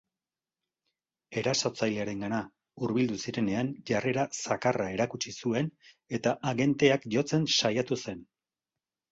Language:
Basque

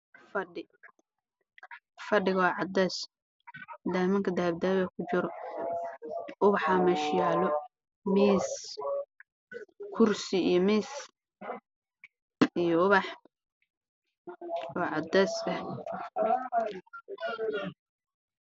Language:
Somali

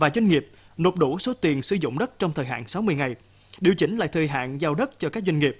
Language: Vietnamese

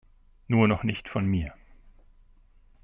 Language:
German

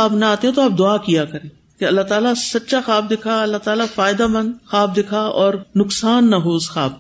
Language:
Urdu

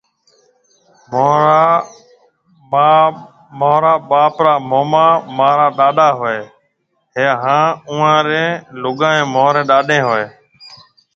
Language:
Marwari (Pakistan)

